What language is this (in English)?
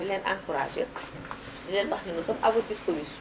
Wolof